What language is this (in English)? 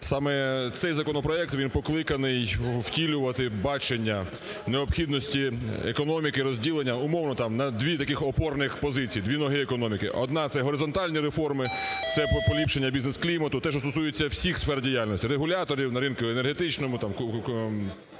Ukrainian